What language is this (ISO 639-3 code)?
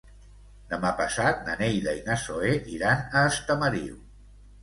cat